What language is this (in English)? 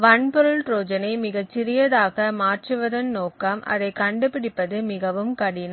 Tamil